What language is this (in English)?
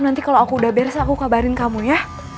Indonesian